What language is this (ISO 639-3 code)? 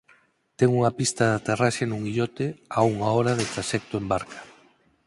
glg